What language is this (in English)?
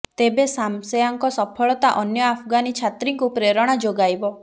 Odia